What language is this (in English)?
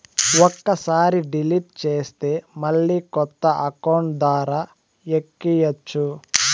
Telugu